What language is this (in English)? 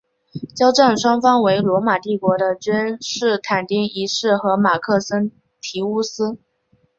Chinese